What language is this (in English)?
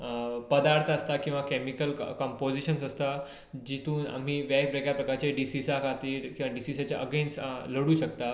Konkani